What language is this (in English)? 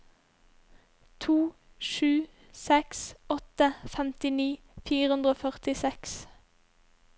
Norwegian